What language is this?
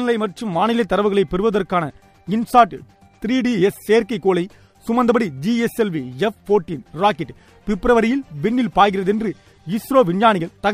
Tamil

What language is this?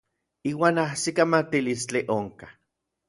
Orizaba Nahuatl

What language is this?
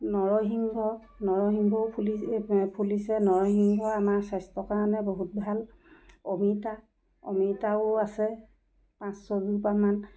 Assamese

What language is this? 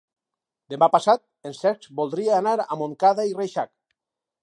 Catalan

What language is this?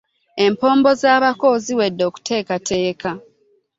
Ganda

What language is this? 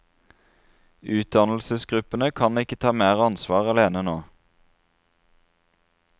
Norwegian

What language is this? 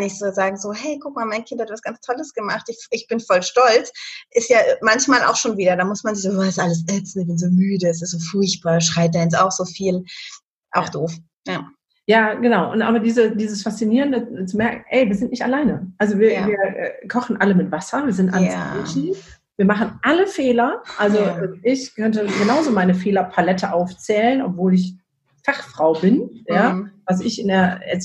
German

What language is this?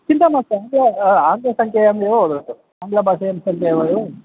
Sanskrit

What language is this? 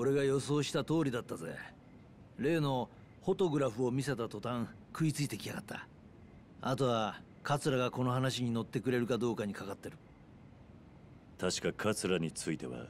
Japanese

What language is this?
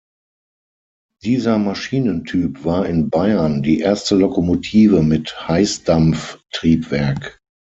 German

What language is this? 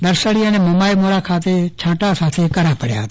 Gujarati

